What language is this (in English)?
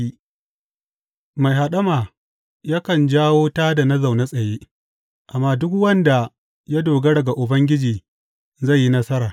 Hausa